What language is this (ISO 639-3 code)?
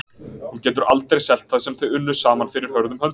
isl